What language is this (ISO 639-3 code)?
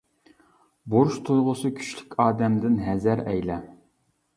uig